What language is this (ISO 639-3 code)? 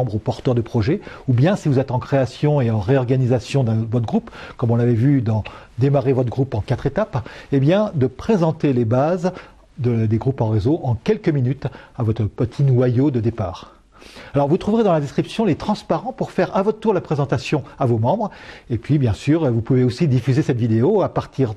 fra